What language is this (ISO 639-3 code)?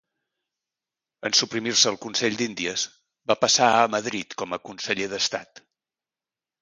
cat